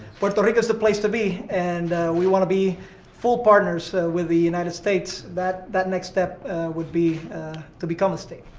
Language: English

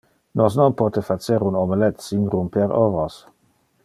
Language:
Interlingua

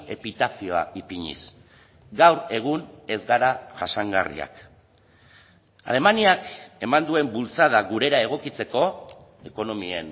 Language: Basque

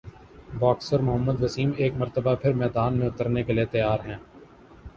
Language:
Urdu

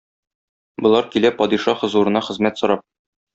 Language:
Tatar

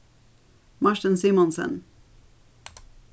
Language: Faroese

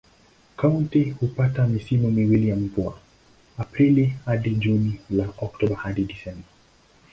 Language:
Swahili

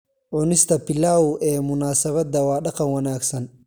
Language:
Somali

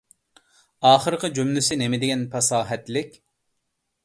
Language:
Uyghur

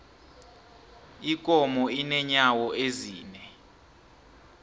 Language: South Ndebele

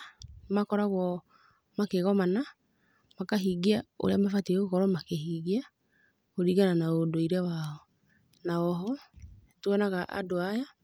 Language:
Kikuyu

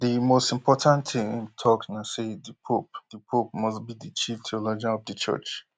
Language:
Nigerian Pidgin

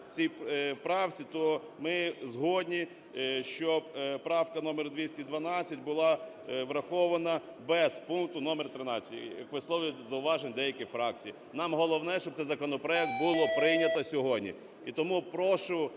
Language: Ukrainian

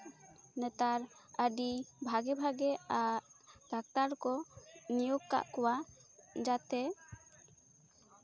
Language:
Santali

